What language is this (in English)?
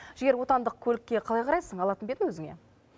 Kazakh